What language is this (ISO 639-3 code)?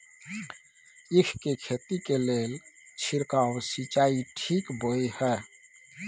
mai